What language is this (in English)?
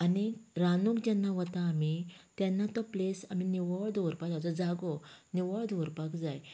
Konkani